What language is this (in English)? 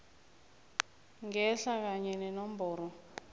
South Ndebele